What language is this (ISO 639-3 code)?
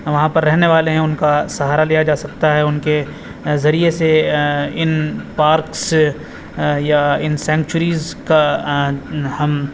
urd